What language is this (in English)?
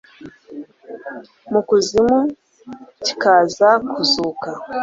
Kinyarwanda